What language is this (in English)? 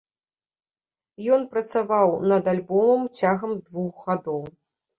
Belarusian